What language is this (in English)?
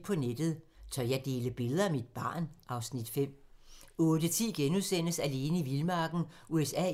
Danish